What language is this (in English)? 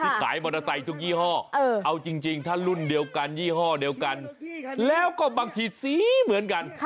Thai